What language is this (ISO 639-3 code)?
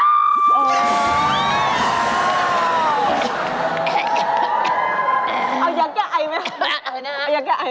tha